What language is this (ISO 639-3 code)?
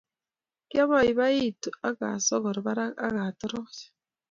kln